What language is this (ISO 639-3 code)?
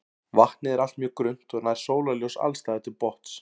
isl